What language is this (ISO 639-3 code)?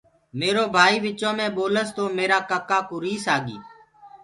ggg